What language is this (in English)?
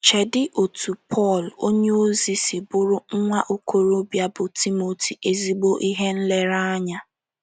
Igbo